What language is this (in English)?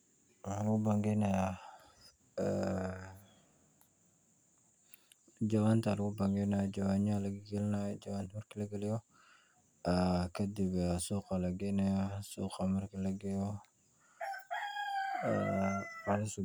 Somali